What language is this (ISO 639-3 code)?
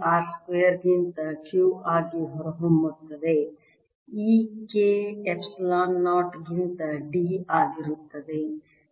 kan